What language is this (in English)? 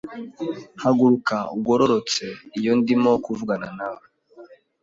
Kinyarwanda